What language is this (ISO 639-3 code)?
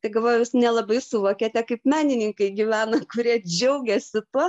lit